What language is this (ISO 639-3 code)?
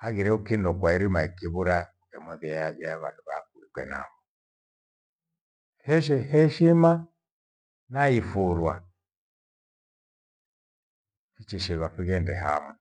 gwe